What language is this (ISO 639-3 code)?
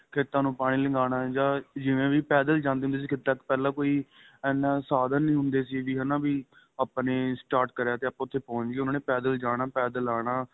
pan